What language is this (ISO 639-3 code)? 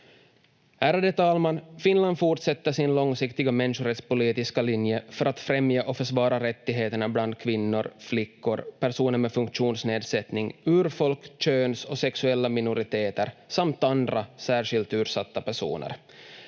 fin